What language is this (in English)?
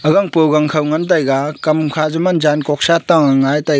Wancho Naga